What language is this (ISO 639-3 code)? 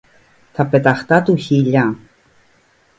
ell